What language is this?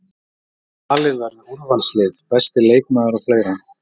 Icelandic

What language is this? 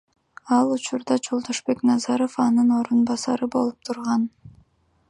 Kyrgyz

